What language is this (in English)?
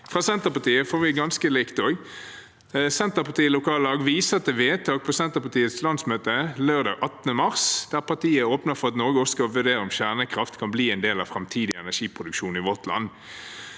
Norwegian